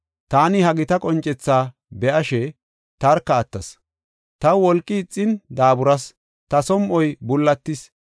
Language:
Gofa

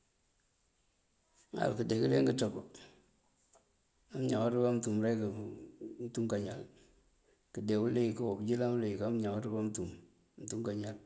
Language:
Mandjak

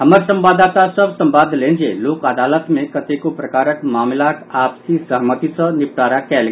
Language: Maithili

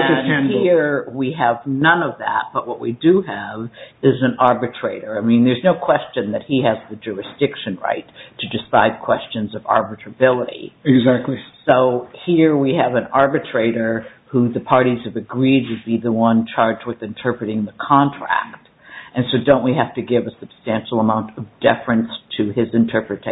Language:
English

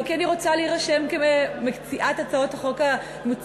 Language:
Hebrew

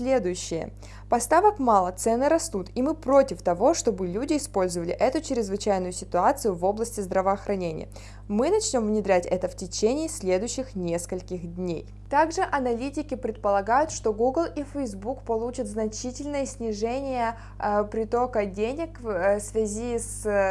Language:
Russian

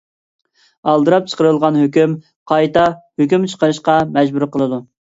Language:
Uyghur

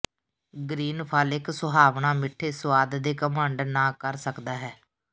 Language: Punjabi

